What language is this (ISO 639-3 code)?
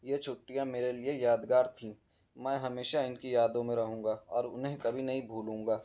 urd